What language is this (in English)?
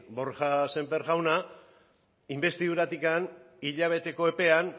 Basque